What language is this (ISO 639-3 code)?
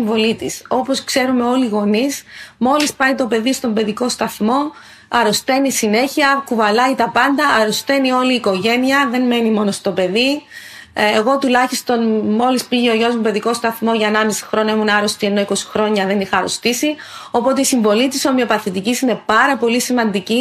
ell